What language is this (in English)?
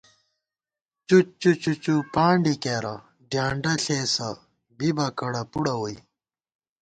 Gawar-Bati